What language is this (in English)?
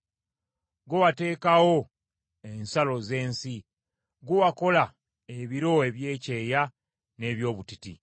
Ganda